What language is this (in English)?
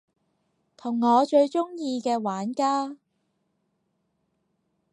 Cantonese